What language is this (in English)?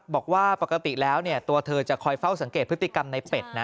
Thai